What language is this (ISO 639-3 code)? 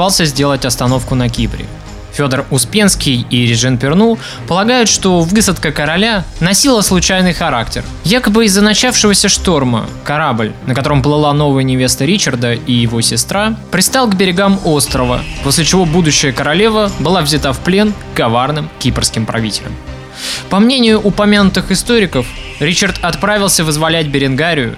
rus